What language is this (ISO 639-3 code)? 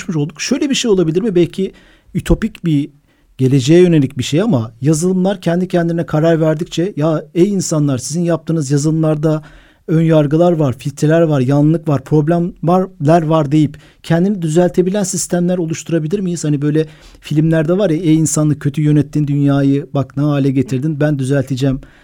tur